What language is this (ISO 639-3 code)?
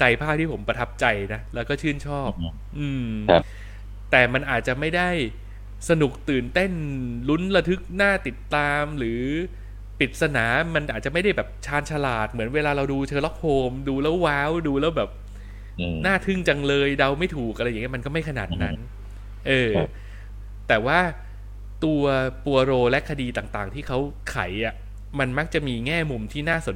tha